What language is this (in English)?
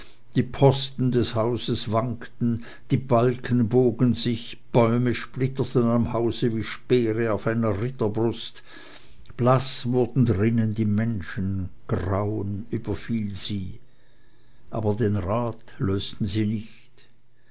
German